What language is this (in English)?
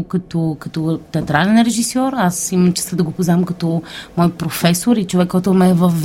Bulgarian